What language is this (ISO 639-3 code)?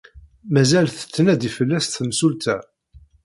kab